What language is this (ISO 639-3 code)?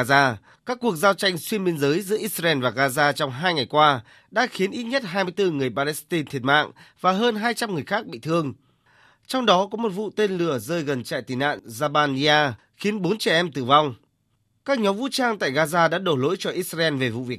vie